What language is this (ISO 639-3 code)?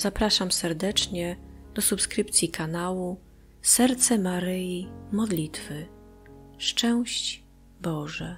pol